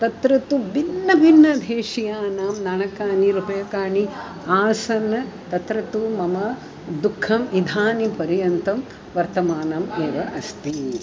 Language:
Sanskrit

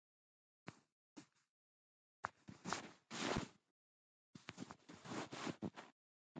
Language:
Jauja Wanca Quechua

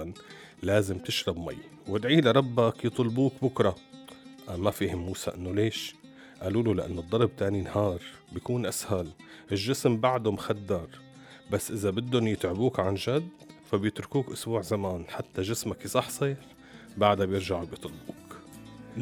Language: Arabic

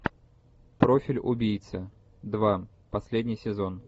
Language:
Russian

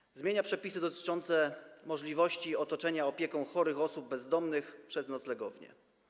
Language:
Polish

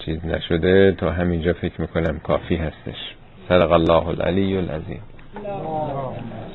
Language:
Persian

